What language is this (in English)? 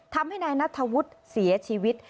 Thai